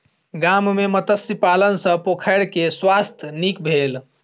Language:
Maithili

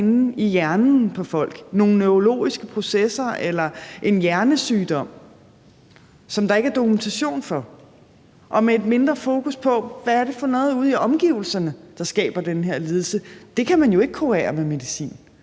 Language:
Danish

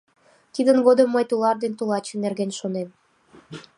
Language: Mari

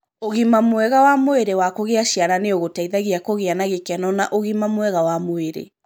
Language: Kikuyu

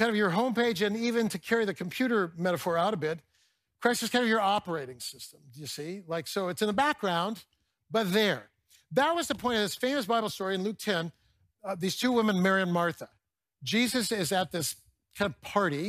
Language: English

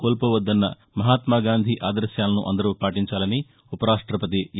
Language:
Telugu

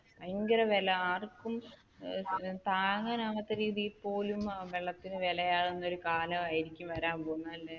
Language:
Malayalam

